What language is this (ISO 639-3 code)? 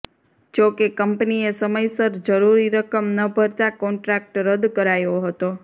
guj